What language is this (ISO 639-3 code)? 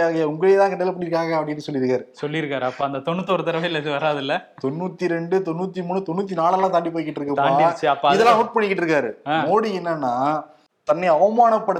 tam